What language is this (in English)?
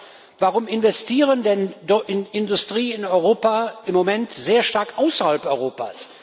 German